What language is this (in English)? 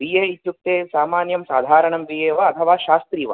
Sanskrit